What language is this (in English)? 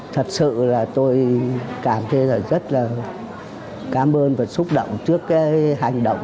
Vietnamese